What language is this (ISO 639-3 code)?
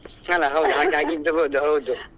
kan